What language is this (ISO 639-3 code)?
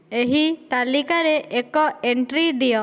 ori